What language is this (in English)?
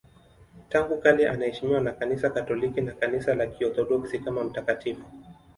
Swahili